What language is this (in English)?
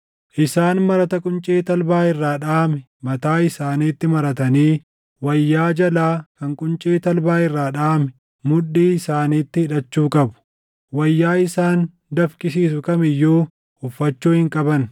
Oromo